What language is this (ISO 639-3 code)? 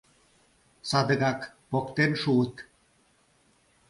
chm